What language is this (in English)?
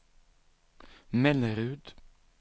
Swedish